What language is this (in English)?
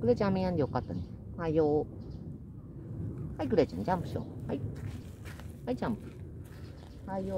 Japanese